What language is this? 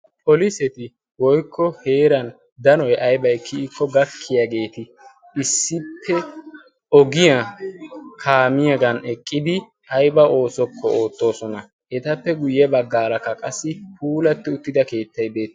Wolaytta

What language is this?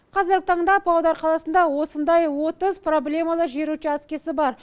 Kazakh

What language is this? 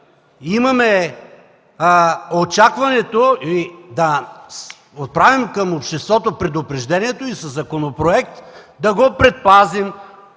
Bulgarian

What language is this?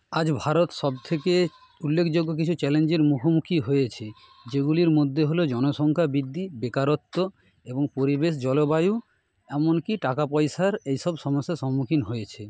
Bangla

